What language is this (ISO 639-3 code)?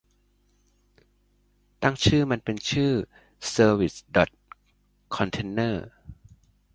tha